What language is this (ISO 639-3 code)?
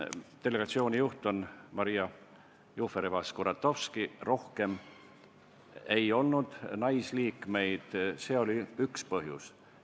est